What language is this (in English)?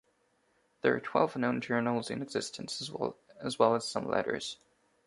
English